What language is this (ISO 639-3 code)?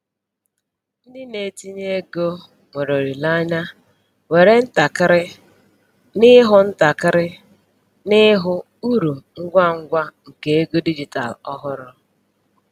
ibo